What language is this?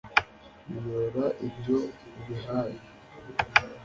Kinyarwanda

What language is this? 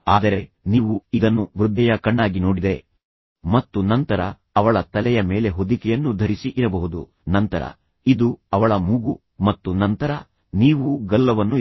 Kannada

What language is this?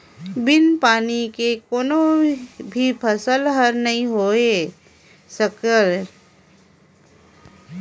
Chhattisgarhi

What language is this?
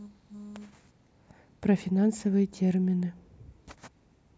Russian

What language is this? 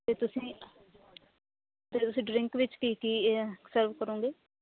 Punjabi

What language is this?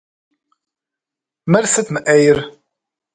Kabardian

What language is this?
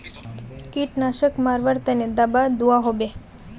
Magahi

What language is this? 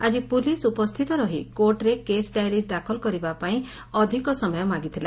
Odia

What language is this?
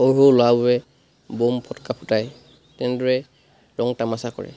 Assamese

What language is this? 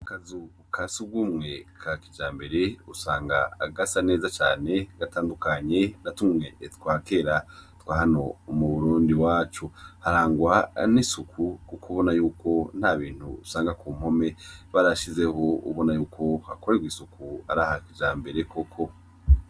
Rundi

